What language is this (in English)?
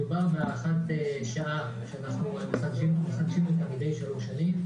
Hebrew